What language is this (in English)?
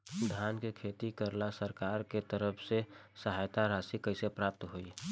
Bhojpuri